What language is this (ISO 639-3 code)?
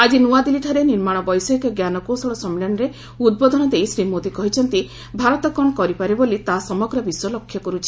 ori